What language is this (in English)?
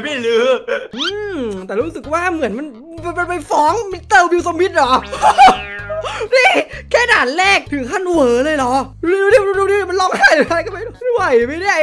Thai